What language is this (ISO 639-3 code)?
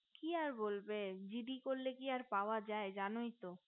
ben